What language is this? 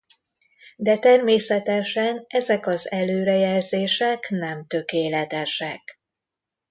Hungarian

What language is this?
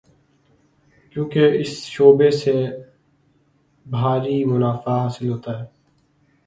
Urdu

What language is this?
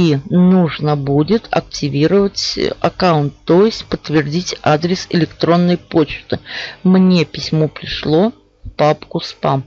Russian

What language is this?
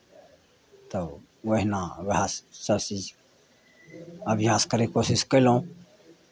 Maithili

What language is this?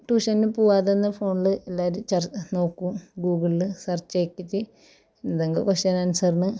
Malayalam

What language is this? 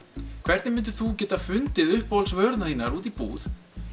Icelandic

